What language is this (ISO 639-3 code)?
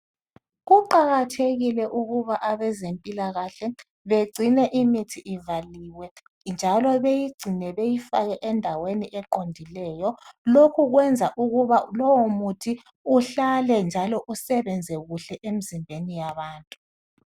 nde